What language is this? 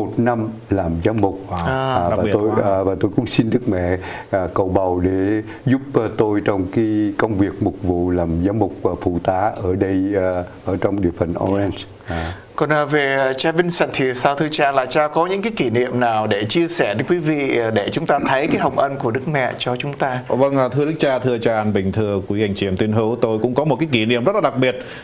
Vietnamese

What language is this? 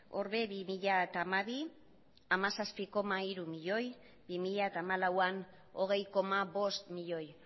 Basque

